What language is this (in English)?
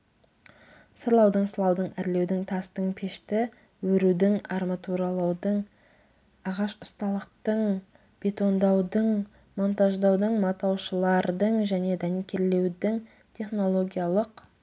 Kazakh